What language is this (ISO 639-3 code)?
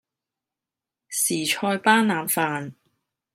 yue